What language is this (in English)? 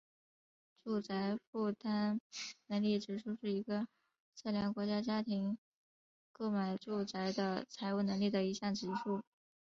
Chinese